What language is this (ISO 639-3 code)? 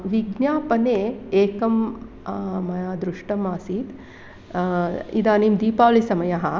san